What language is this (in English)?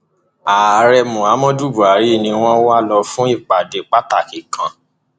Yoruba